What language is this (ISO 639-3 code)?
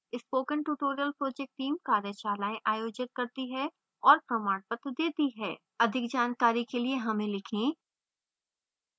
hin